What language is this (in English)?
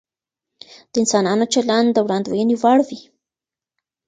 Pashto